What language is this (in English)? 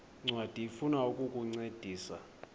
Xhosa